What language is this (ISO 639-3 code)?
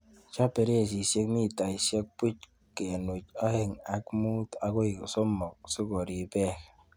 kln